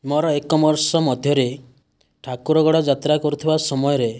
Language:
Odia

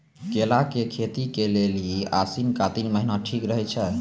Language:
Maithili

